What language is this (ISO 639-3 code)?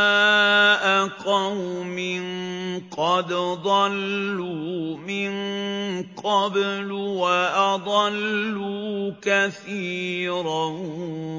ara